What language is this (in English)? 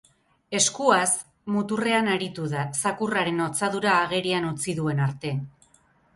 Basque